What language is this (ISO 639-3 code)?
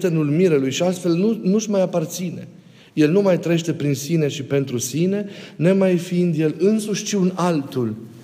ron